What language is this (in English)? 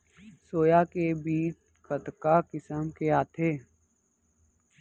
Chhattisgarhi